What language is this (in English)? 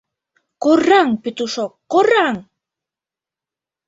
Mari